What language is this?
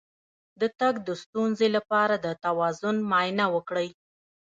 Pashto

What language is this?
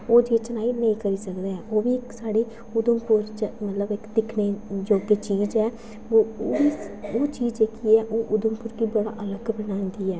Dogri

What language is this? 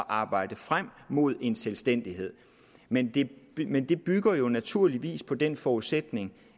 Danish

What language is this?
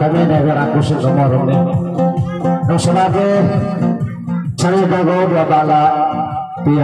Vietnamese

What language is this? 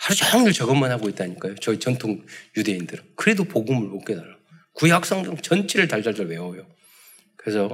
Korean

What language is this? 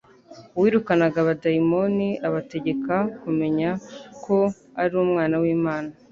Kinyarwanda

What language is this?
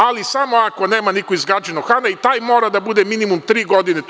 Serbian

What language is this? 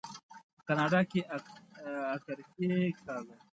Pashto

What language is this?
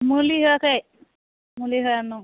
Bodo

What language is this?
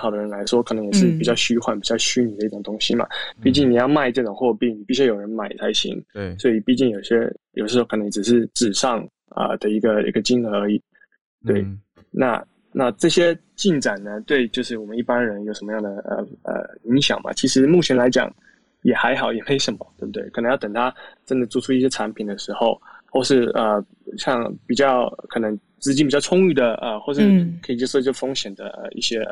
Chinese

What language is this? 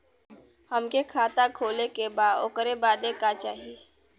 Bhojpuri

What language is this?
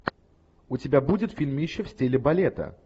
Russian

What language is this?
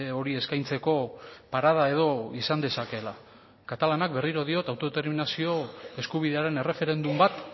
Basque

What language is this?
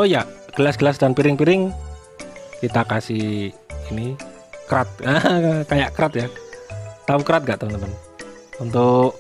Indonesian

